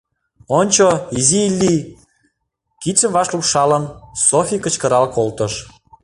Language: Mari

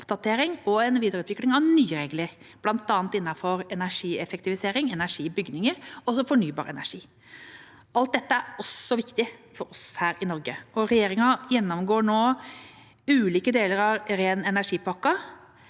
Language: Norwegian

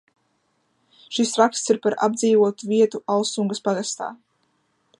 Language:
Latvian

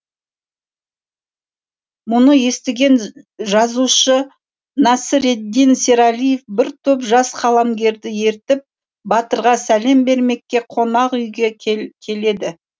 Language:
Kazakh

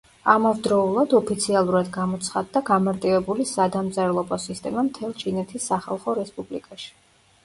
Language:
Georgian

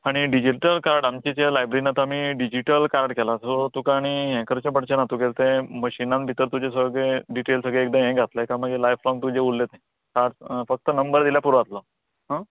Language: Konkani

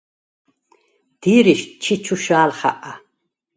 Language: Svan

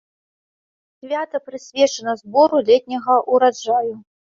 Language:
Belarusian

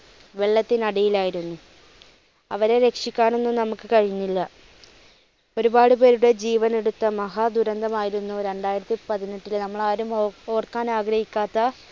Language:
Malayalam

